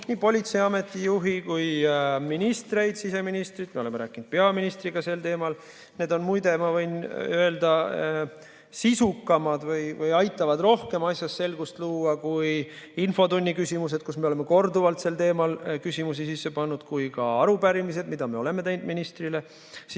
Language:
Estonian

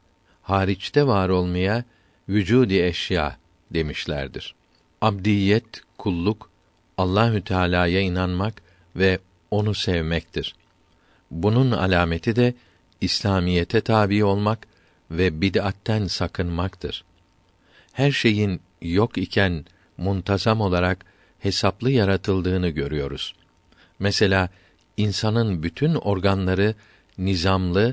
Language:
Turkish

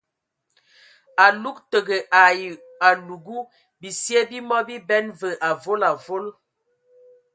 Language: Ewondo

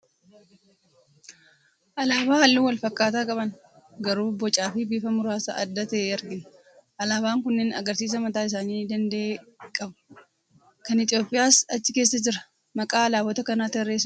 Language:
Oromo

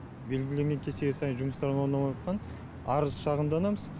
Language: Kazakh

